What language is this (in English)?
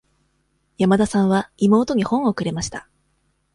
Japanese